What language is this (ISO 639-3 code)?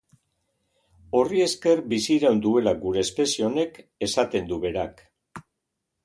eus